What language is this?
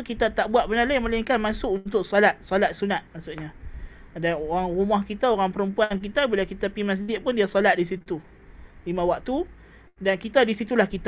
Malay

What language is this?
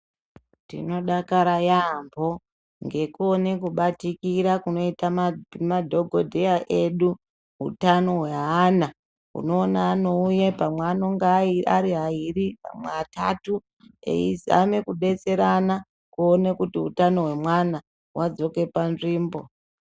Ndau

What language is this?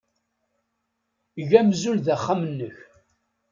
Kabyle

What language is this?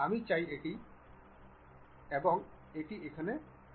Bangla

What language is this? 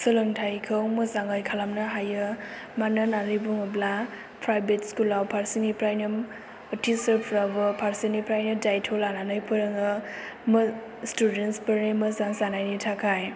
Bodo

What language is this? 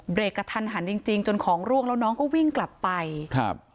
Thai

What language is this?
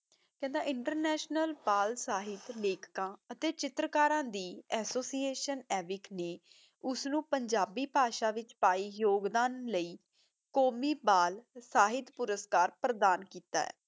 Punjabi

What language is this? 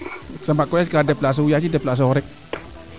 Serer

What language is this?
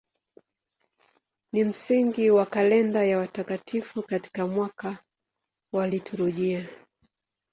Swahili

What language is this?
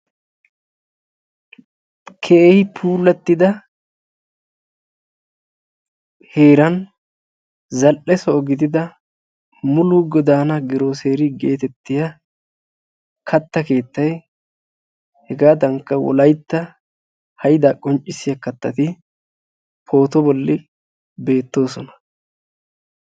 Wolaytta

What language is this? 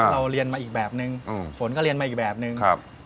Thai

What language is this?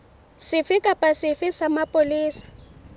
Southern Sotho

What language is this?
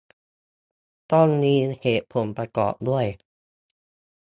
Thai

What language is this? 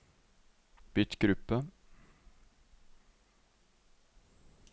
Norwegian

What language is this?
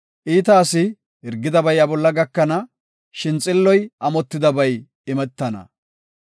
Gofa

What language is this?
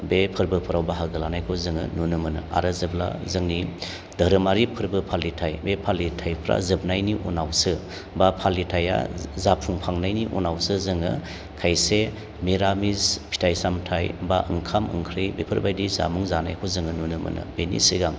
Bodo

